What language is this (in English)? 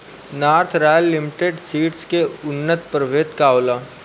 Bhojpuri